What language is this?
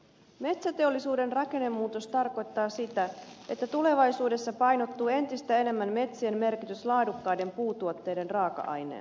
Finnish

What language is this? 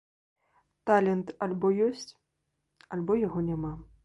Belarusian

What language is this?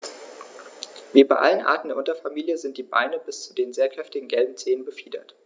German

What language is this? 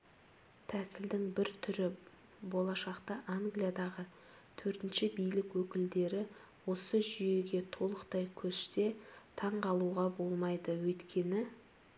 Kazakh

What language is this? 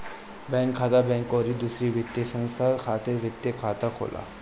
Bhojpuri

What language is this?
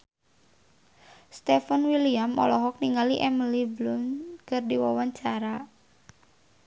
Sundanese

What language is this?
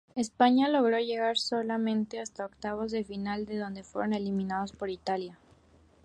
Spanish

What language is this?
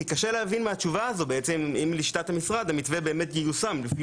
Hebrew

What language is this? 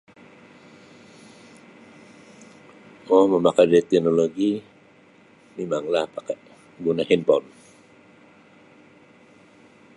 Sabah Bisaya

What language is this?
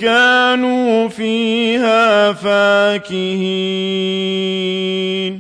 Arabic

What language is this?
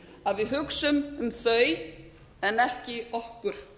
Icelandic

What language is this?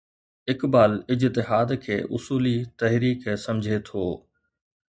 Sindhi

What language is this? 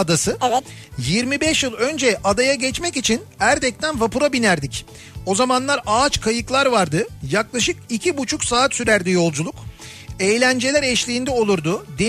Turkish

